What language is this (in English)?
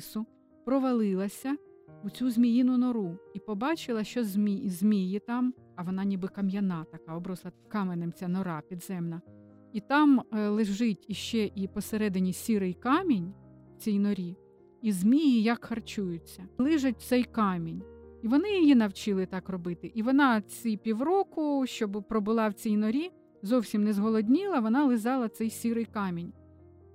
Ukrainian